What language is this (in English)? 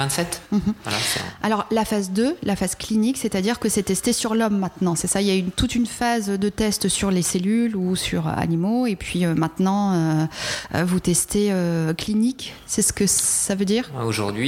French